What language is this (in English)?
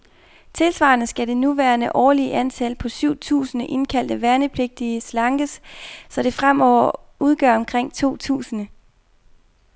Danish